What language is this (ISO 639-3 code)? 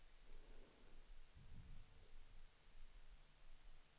swe